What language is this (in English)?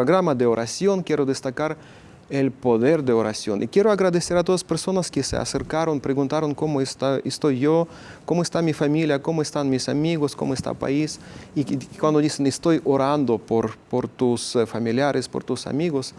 Spanish